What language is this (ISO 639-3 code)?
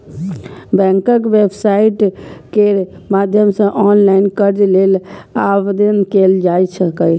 mai